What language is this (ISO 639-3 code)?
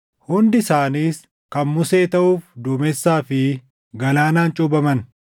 orm